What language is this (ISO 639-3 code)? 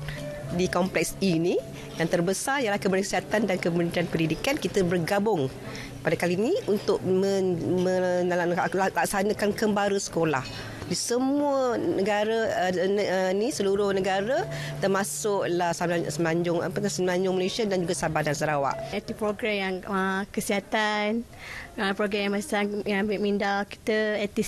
msa